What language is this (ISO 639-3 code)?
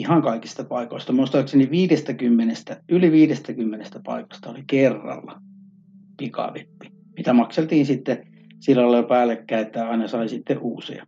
fin